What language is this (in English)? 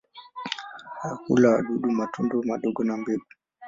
Swahili